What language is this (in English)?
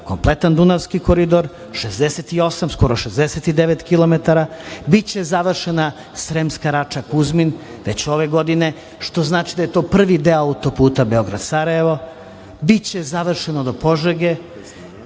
Serbian